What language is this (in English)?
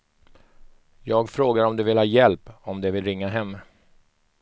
Swedish